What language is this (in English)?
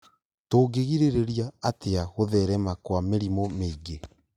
Kikuyu